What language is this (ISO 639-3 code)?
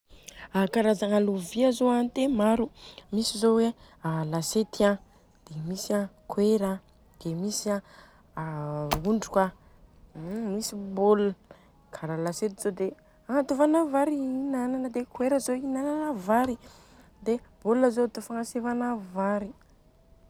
bzc